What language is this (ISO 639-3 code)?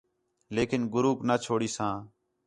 xhe